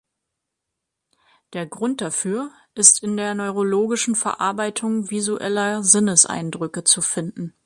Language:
German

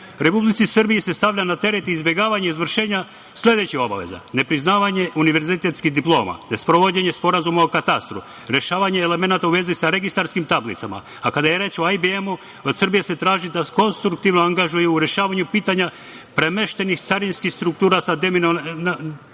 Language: Serbian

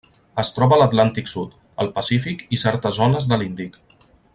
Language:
Catalan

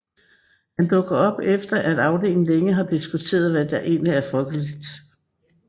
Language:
Danish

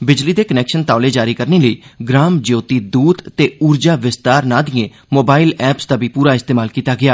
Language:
Dogri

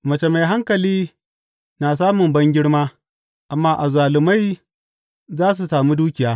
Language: Hausa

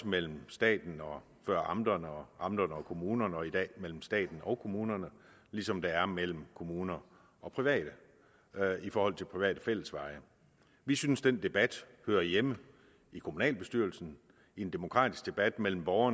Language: Danish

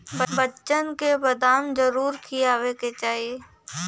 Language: Bhojpuri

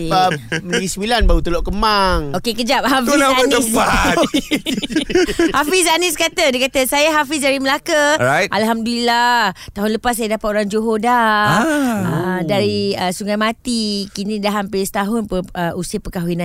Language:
Malay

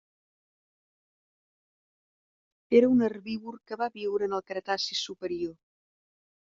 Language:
Catalan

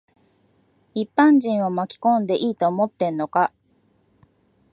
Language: Japanese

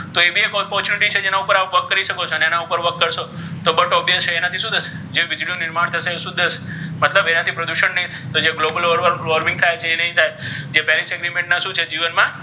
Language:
Gujarati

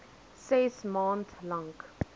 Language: Afrikaans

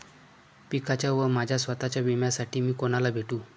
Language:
Marathi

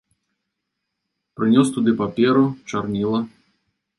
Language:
Belarusian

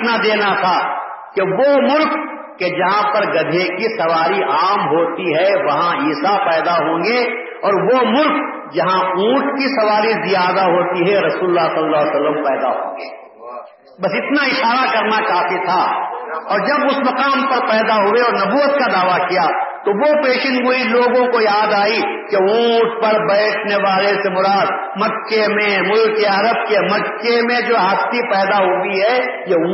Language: Urdu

